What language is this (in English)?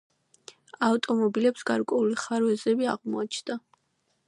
Georgian